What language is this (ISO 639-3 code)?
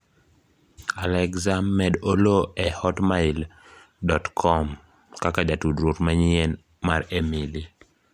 luo